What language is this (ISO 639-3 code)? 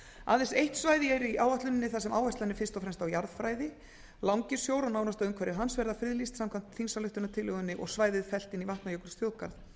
isl